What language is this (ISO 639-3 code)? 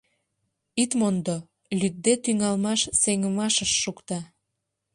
chm